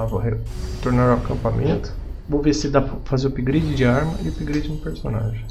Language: Portuguese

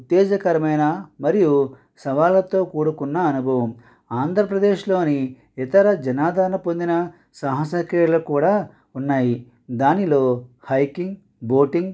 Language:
Telugu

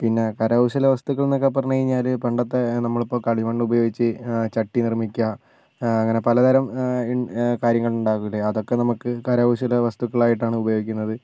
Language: Malayalam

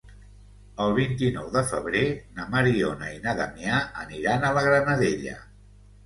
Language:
Catalan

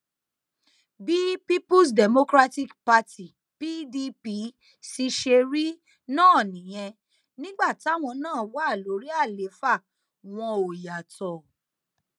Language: Yoruba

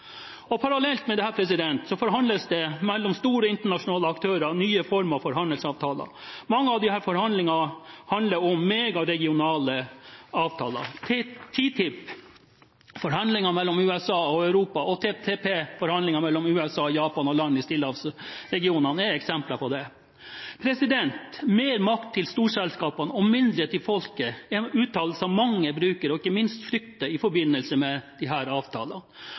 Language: Norwegian Bokmål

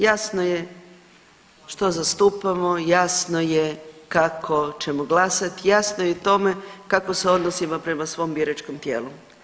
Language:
Croatian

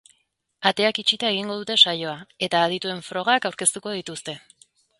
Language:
Basque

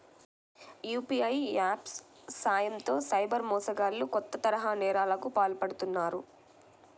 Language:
Telugu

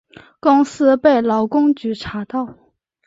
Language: Chinese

